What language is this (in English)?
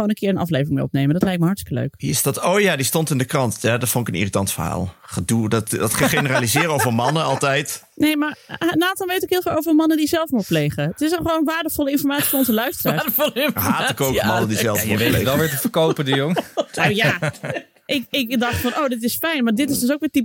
Dutch